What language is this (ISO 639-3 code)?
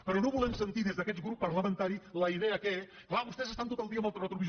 cat